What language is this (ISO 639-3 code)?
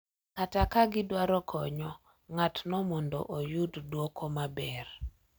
luo